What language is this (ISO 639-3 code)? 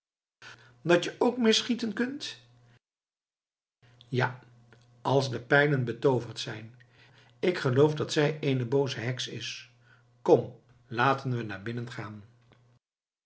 nld